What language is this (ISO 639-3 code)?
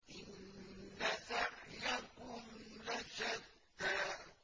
ara